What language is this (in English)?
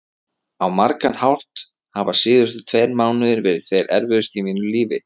Icelandic